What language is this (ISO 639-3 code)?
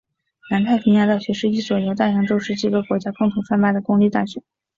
zho